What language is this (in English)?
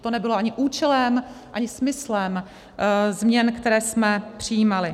Czech